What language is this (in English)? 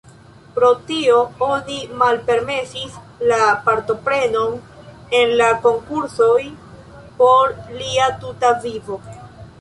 Esperanto